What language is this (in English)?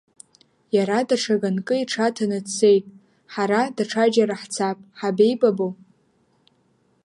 Abkhazian